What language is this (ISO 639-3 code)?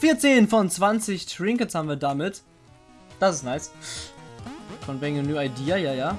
deu